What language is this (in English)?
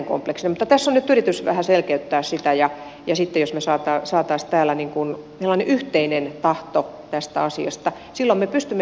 Finnish